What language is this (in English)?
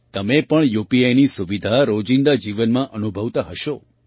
Gujarati